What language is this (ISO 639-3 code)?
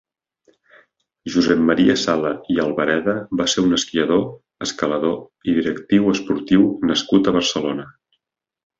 cat